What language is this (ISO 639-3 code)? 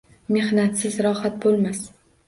uzb